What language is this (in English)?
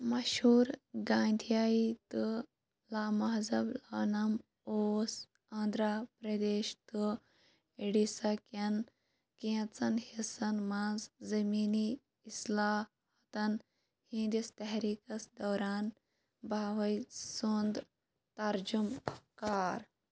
Kashmiri